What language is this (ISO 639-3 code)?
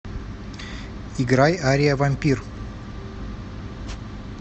rus